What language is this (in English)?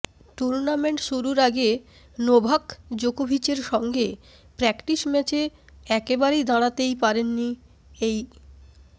Bangla